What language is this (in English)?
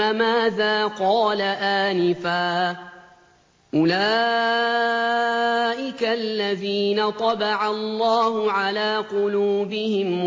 Arabic